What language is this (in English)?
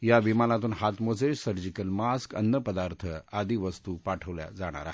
Marathi